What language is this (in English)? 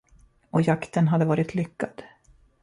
Swedish